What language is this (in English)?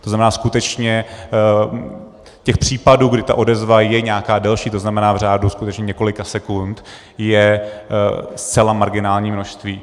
Czech